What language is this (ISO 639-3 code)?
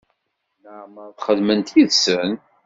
kab